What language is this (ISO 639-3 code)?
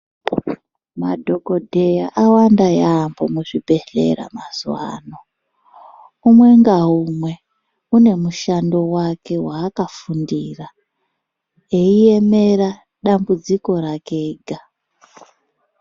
ndc